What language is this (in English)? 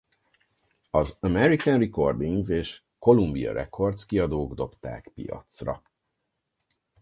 Hungarian